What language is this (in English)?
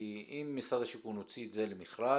Hebrew